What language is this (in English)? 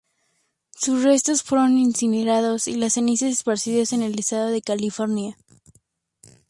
Spanish